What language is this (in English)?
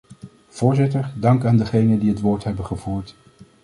Dutch